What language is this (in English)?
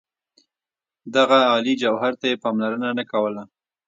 Pashto